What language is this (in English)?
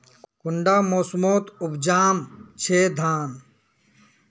Magahi